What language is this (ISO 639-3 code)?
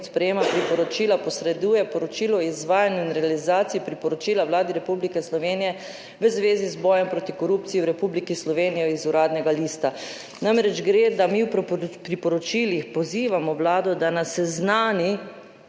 slv